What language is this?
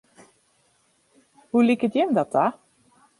Western Frisian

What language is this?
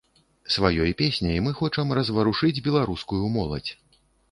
Belarusian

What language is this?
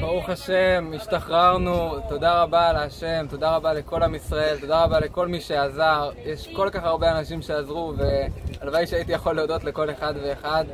Hebrew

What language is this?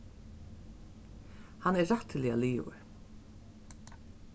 Faroese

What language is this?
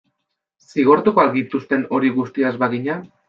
Basque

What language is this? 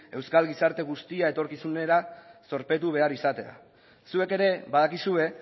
Basque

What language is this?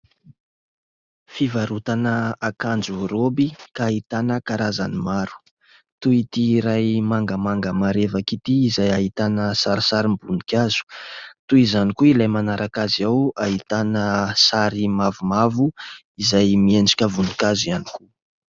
Malagasy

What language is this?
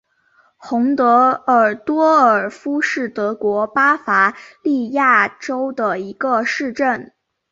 Chinese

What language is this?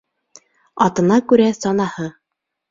Bashkir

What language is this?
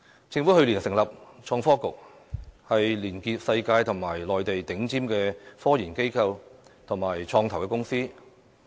Cantonese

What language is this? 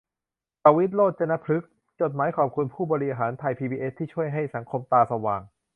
Thai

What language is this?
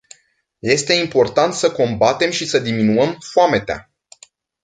Romanian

